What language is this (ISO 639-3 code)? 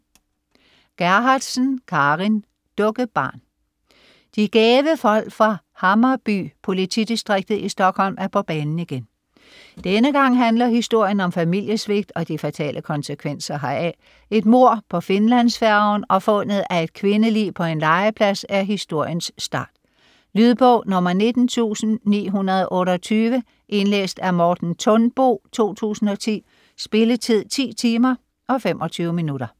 dan